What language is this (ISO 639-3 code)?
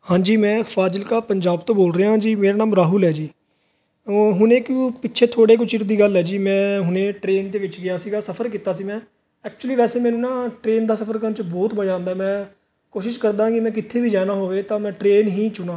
pan